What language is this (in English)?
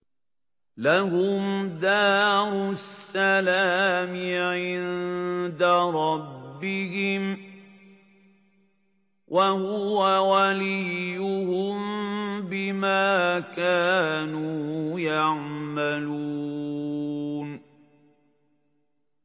Arabic